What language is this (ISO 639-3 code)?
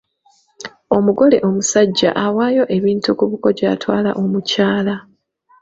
lug